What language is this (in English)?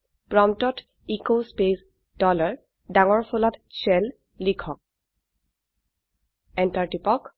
Assamese